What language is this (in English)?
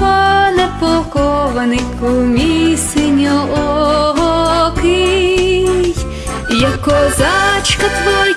Ukrainian